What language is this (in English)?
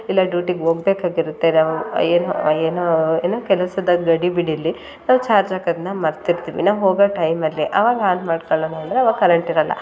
Kannada